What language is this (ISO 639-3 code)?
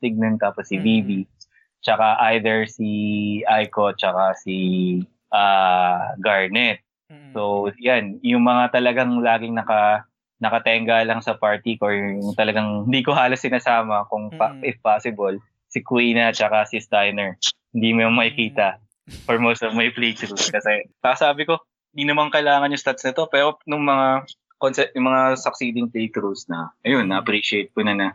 fil